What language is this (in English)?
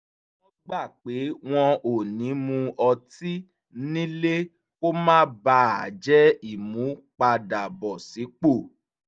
Yoruba